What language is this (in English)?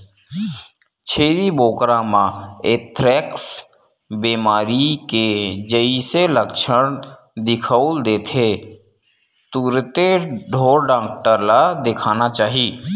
Chhattisgarhi